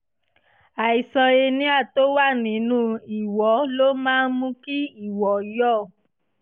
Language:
Yoruba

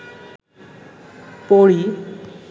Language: Bangla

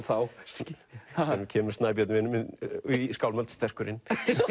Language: Icelandic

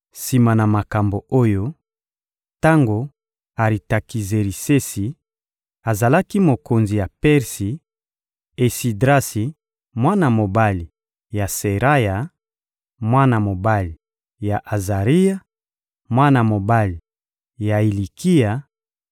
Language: Lingala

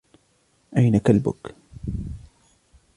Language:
Arabic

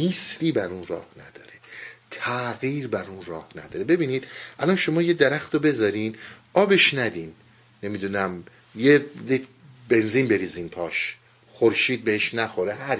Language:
Persian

